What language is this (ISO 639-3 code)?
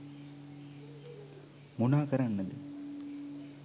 sin